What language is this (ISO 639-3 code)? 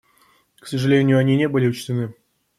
rus